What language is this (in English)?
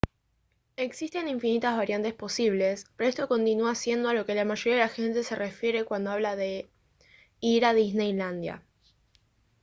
Spanish